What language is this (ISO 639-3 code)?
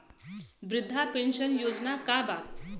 bho